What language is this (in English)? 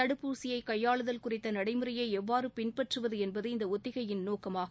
Tamil